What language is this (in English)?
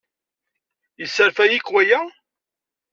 Kabyle